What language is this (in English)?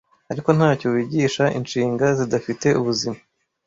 Kinyarwanda